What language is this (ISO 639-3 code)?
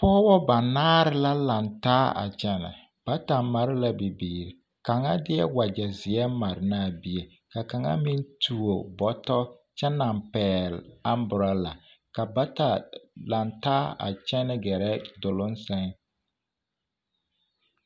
dga